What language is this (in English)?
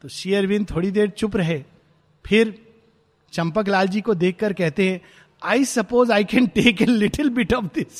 Hindi